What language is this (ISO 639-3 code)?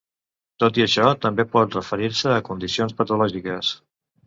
cat